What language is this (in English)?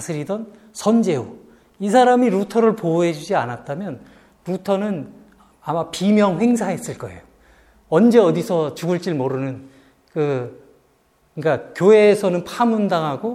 Korean